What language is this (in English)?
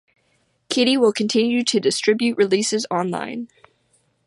English